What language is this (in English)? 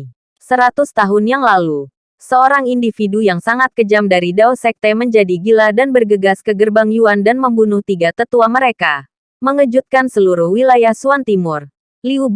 Indonesian